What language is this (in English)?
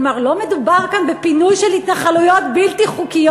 Hebrew